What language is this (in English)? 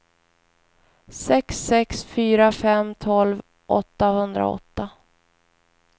Swedish